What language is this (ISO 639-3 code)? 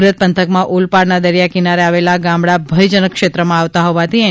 guj